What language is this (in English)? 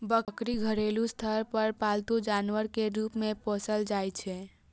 Maithili